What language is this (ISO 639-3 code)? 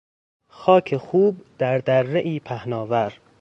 fas